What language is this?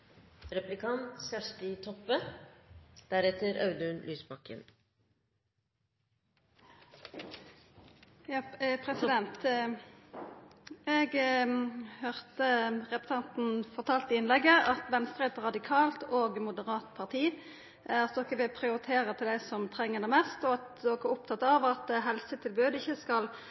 Norwegian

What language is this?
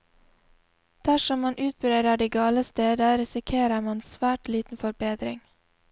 Norwegian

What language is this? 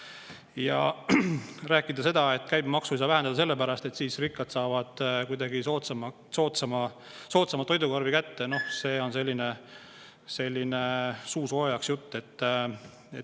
Estonian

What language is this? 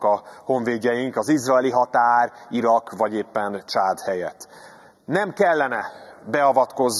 Hungarian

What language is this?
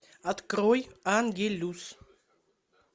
Russian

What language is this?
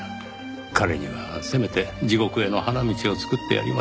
Japanese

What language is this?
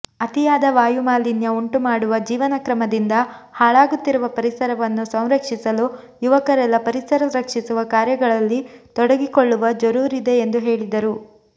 Kannada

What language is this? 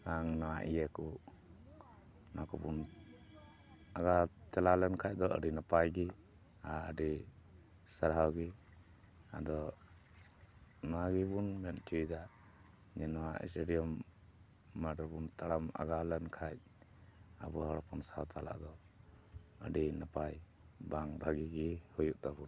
Santali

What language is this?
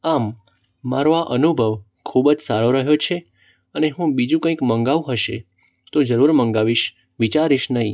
Gujarati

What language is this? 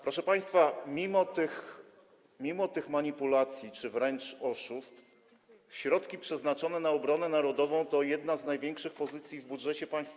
Polish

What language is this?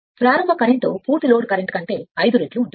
Telugu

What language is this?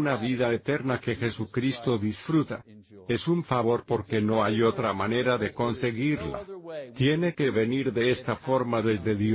Spanish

